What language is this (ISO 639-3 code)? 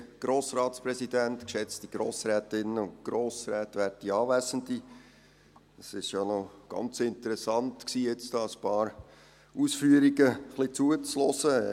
gsw